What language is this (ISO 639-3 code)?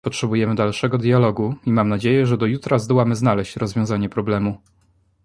pol